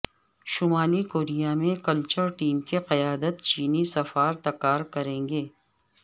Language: Urdu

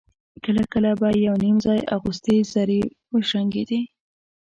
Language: Pashto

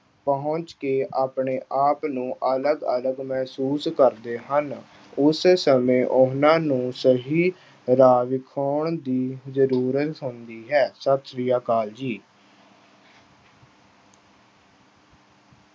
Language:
Punjabi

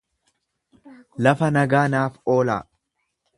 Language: Oromo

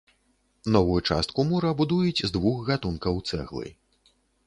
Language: Belarusian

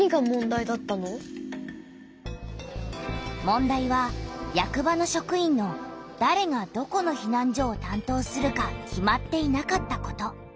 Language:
Japanese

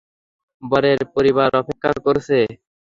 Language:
Bangla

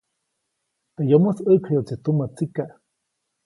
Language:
Copainalá Zoque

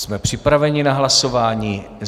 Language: Czech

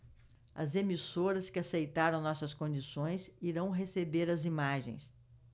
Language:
Portuguese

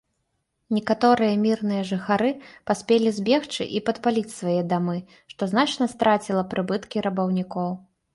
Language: Belarusian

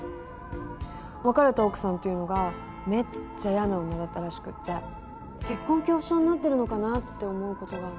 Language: Japanese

